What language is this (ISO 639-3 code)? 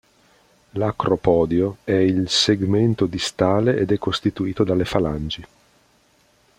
ita